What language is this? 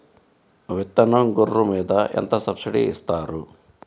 Telugu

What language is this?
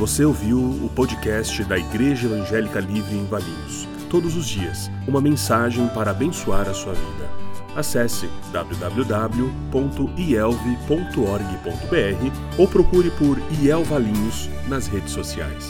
Portuguese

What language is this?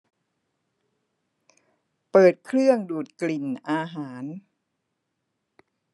Thai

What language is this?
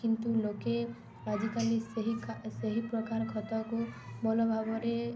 Odia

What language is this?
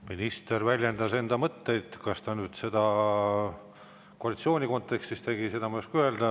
Estonian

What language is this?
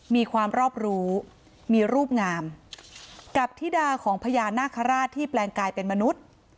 Thai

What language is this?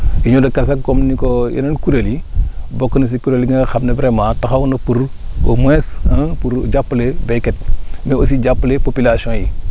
Wolof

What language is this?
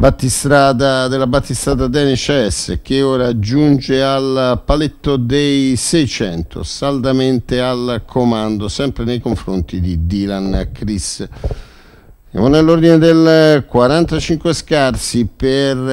Italian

